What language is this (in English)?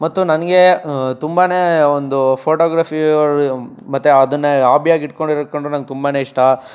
Kannada